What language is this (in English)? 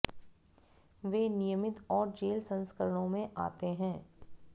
Hindi